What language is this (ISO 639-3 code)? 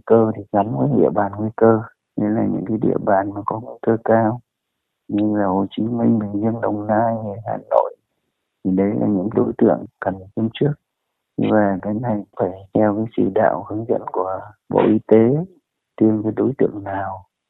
vie